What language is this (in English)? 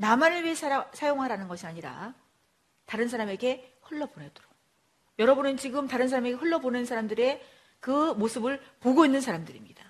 Korean